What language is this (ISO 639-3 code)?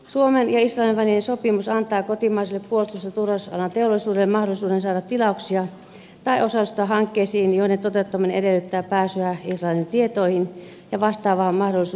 fin